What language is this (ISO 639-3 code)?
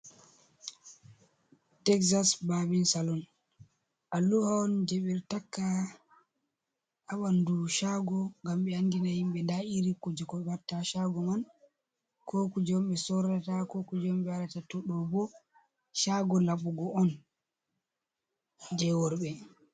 ful